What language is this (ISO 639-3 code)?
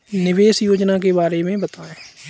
hin